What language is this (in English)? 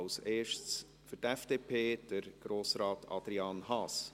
Swiss German